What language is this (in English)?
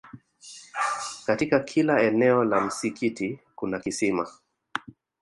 Swahili